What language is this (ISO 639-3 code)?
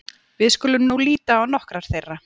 isl